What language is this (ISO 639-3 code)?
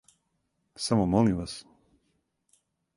srp